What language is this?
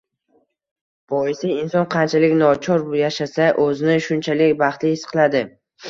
Uzbek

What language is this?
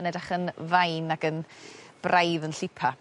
Welsh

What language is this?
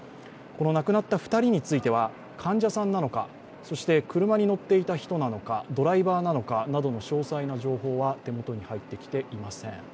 Japanese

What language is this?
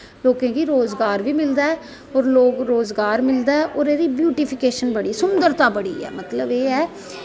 Dogri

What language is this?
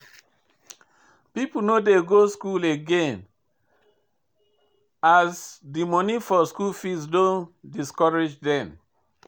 Nigerian Pidgin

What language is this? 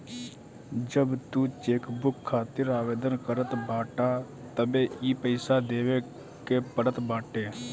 Bhojpuri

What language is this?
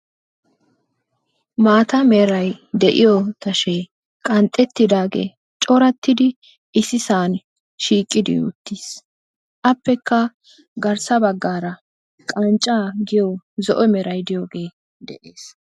Wolaytta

